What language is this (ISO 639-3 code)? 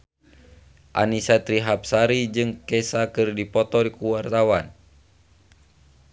sun